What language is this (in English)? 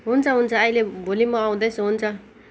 Nepali